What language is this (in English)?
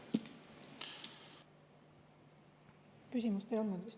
Estonian